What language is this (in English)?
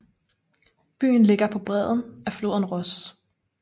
Danish